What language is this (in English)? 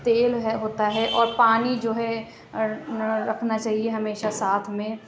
Urdu